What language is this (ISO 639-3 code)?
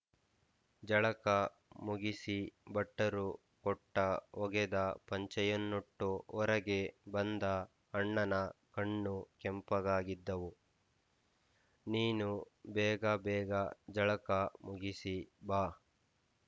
kan